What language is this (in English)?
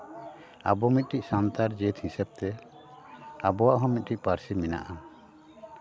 Santali